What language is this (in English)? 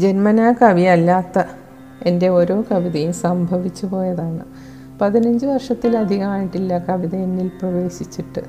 Malayalam